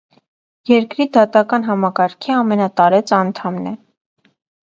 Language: Armenian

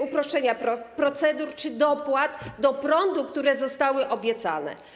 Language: Polish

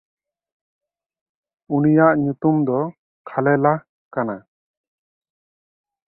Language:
Santali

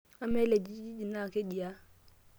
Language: Masai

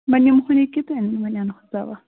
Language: Kashmiri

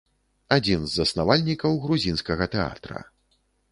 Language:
Belarusian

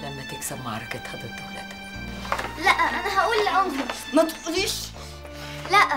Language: Arabic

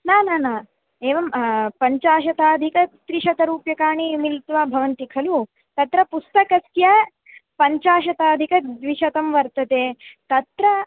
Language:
Sanskrit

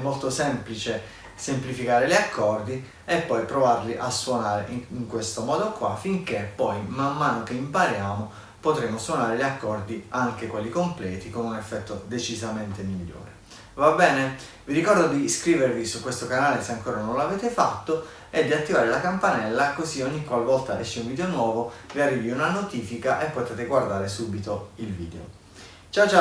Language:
Italian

